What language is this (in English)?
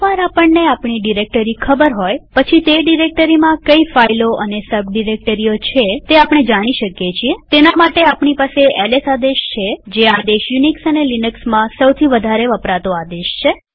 Gujarati